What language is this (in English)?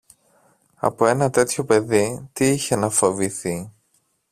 Greek